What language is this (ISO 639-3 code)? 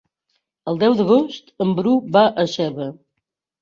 cat